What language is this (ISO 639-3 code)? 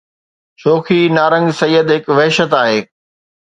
snd